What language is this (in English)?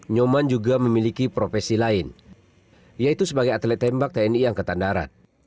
Indonesian